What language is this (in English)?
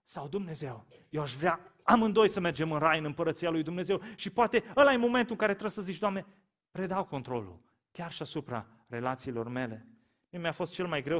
Romanian